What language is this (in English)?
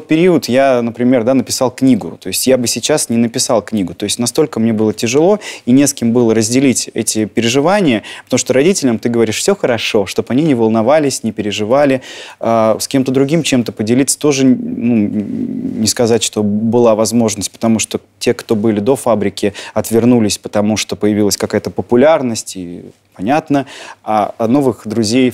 Russian